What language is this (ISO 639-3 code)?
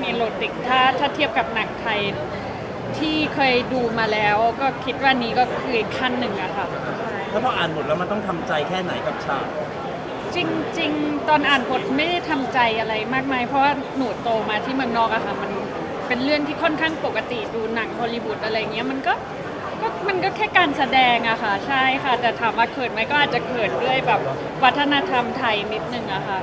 tha